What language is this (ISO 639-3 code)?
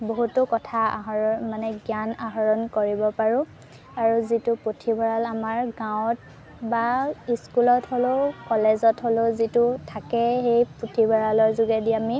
asm